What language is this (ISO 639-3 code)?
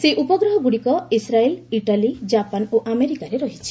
ori